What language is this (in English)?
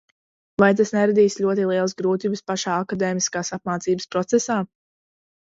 Latvian